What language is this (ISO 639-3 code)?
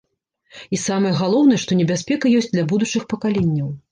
bel